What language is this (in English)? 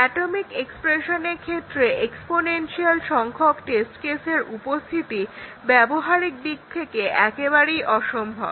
Bangla